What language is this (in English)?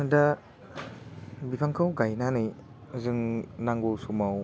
Bodo